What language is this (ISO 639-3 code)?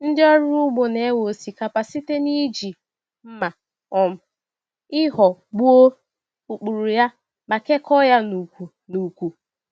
ibo